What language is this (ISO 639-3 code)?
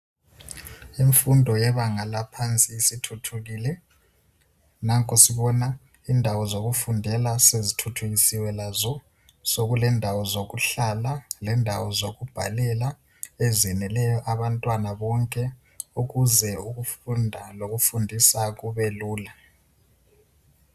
nde